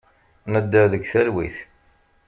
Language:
Kabyle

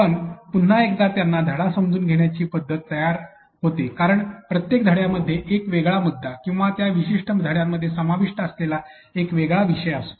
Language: Marathi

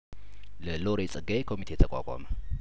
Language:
Amharic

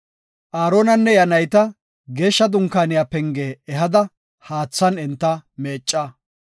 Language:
Gofa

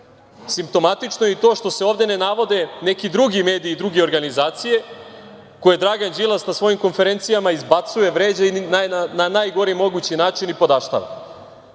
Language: Serbian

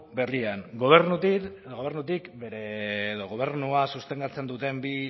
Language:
Basque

